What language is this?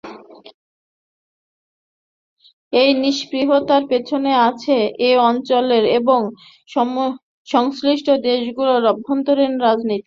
Bangla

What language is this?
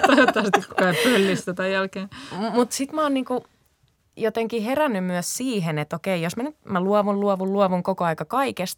Finnish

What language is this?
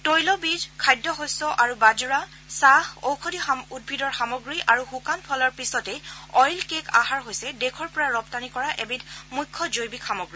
Assamese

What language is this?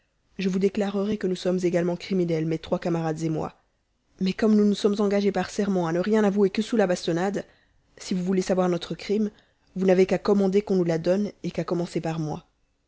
French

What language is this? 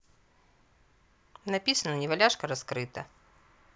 Russian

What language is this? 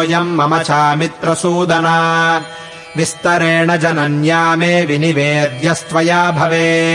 Kannada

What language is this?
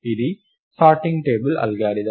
Telugu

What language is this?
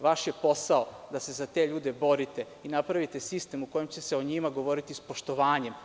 Serbian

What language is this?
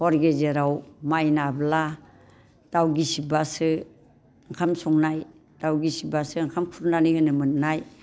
Bodo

